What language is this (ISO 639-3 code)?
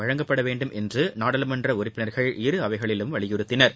tam